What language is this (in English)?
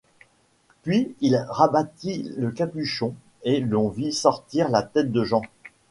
French